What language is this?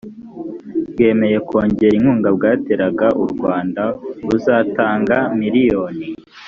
Kinyarwanda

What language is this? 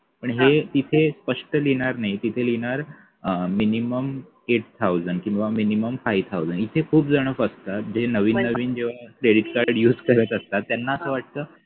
Marathi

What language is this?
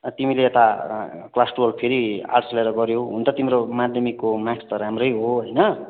Nepali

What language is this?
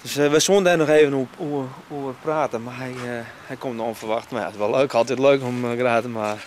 Dutch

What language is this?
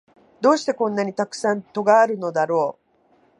Japanese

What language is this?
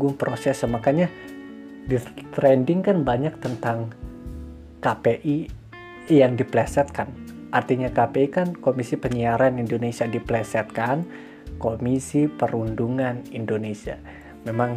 Indonesian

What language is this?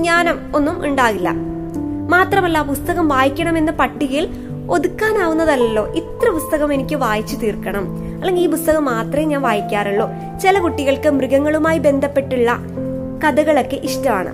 Malayalam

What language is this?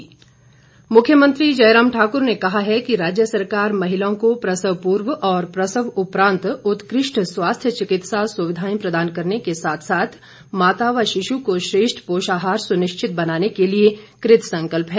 Hindi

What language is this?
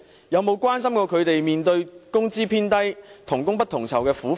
Cantonese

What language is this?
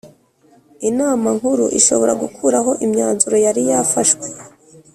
Kinyarwanda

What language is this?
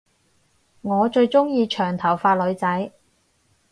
Cantonese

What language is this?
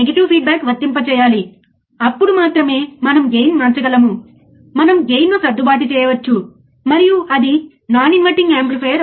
Telugu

